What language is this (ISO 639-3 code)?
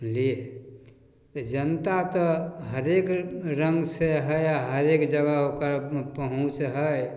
mai